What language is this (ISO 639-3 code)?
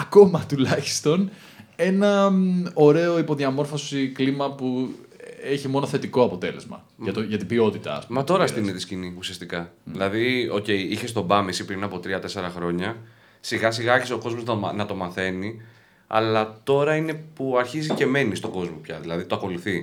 ell